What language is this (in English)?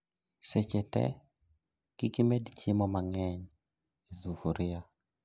Luo (Kenya and Tanzania)